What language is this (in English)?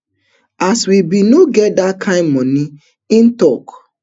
Nigerian Pidgin